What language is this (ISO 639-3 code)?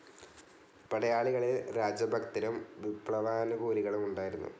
mal